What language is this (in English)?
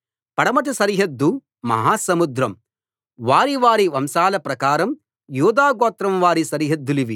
Telugu